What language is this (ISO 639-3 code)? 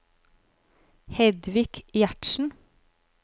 nor